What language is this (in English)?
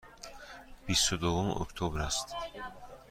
Persian